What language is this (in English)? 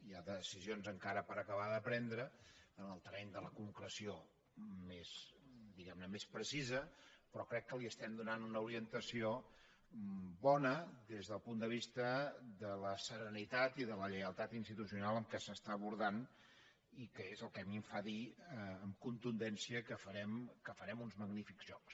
Catalan